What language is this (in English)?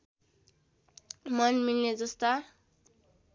Nepali